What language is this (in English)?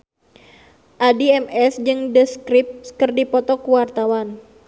Sundanese